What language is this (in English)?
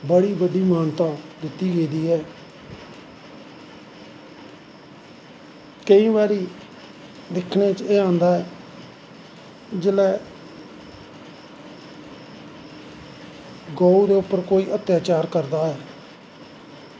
Dogri